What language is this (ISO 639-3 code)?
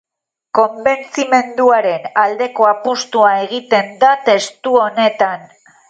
eus